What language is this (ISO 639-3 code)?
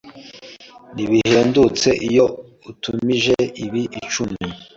kin